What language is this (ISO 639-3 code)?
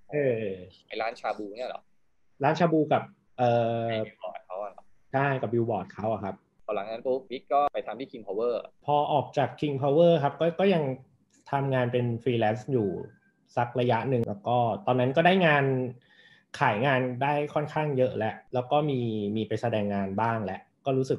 tha